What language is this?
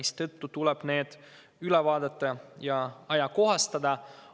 Estonian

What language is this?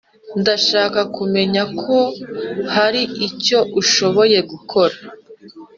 Kinyarwanda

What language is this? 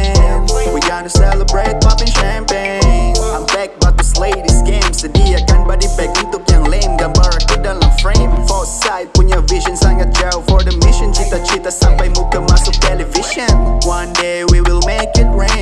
Indonesian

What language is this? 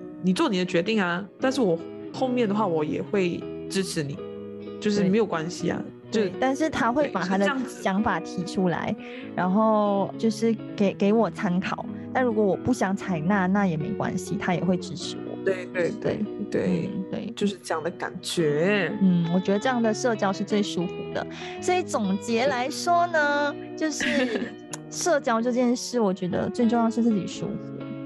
Chinese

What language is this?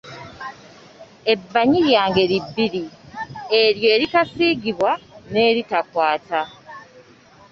Ganda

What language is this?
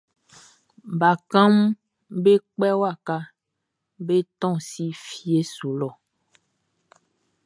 Baoulé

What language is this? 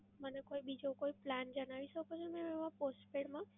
Gujarati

